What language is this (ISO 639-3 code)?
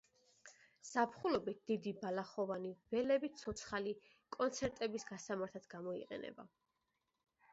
kat